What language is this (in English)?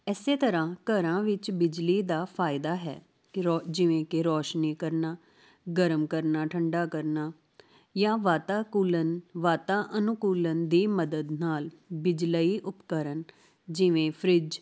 Punjabi